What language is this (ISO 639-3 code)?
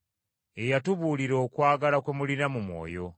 lug